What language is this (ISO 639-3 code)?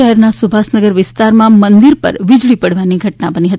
guj